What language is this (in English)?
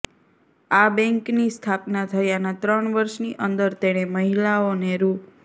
Gujarati